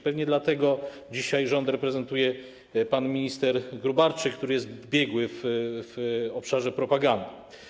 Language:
Polish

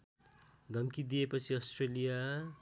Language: Nepali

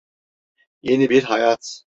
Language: Turkish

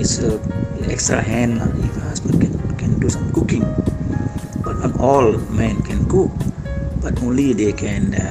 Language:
Malay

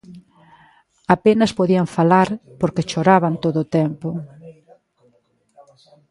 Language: Galician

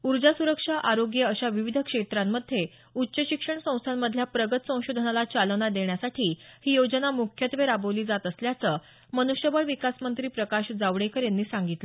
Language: Marathi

